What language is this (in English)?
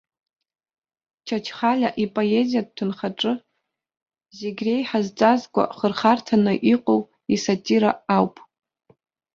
Abkhazian